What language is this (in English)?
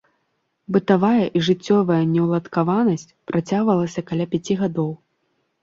Belarusian